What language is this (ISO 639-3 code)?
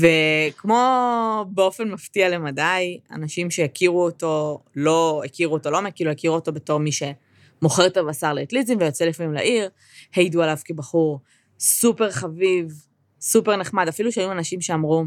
heb